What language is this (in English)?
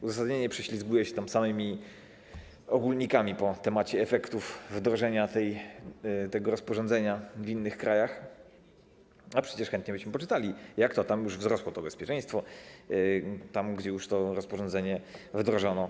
Polish